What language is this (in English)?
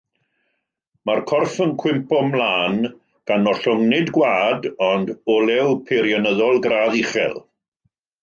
Welsh